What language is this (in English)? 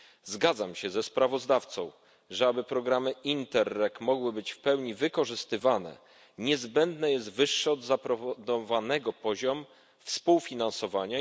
Polish